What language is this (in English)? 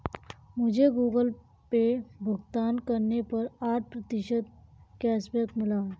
Hindi